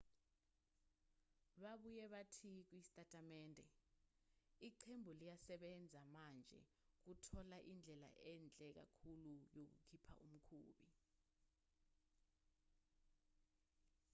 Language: Zulu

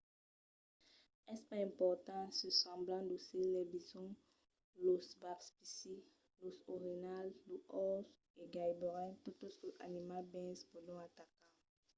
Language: Occitan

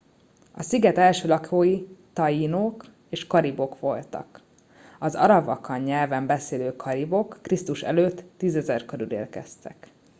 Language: Hungarian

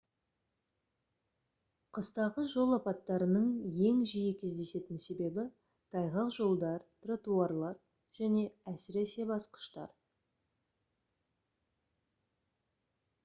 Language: Kazakh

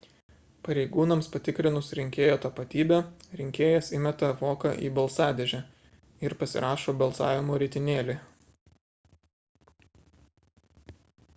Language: Lithuanian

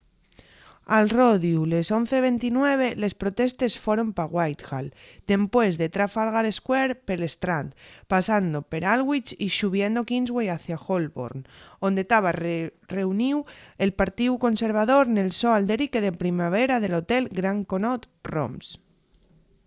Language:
Asturian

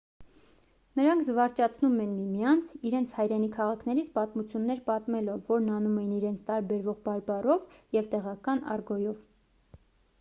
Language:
Armenian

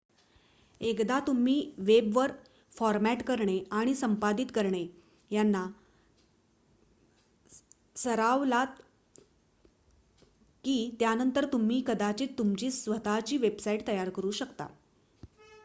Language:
Marathi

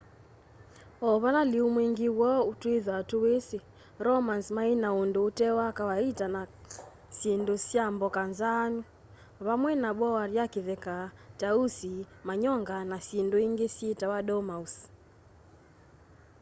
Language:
Kamba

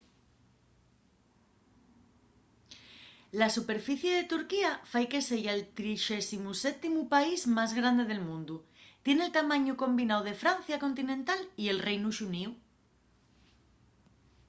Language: Asturian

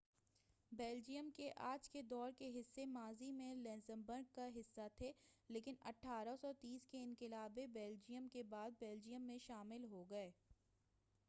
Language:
Urdu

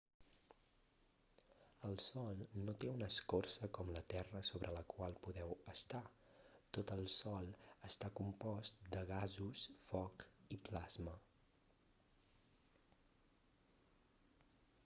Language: Catalan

